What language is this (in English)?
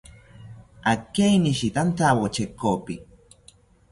South Ucayali Ashéninka